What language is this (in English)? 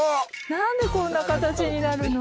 Japanese